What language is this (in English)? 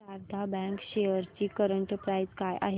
Marathi